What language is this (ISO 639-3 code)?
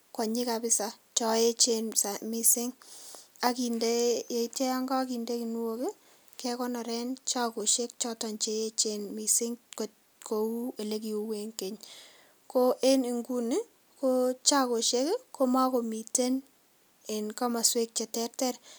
kln